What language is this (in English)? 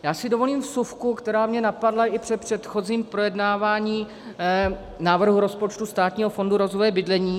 Czech